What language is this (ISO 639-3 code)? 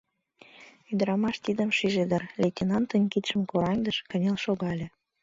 chm